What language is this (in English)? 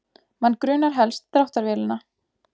Icelandic